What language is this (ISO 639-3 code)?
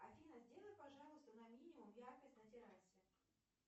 rus